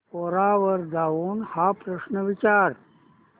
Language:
Marathi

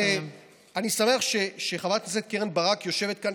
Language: Hebrew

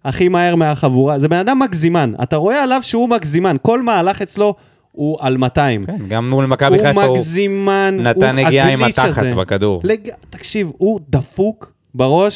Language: Hebrew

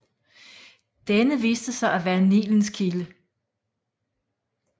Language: Danish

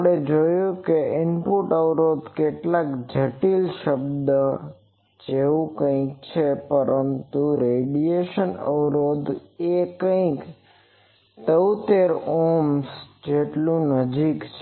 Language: Gujarati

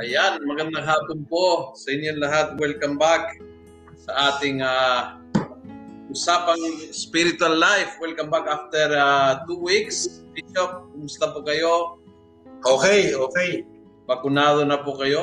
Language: Filipino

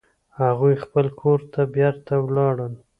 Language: Pashto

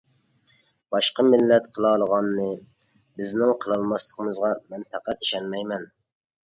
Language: Uyghur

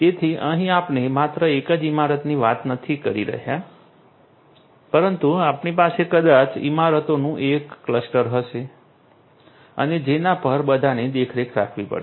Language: Gujarati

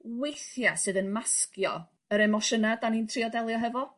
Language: Welsh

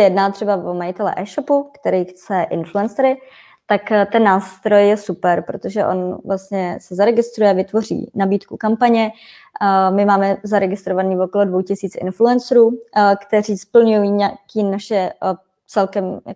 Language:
Czech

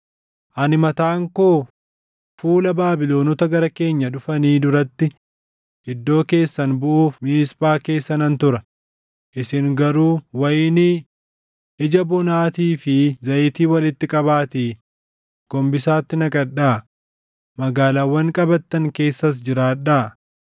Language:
Oromo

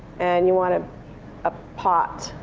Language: English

